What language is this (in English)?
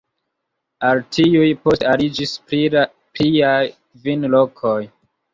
Esperanto